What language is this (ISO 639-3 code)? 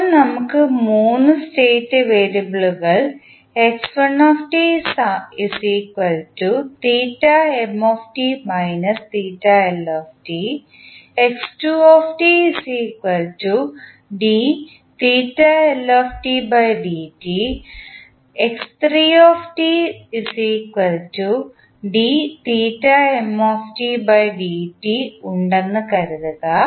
mal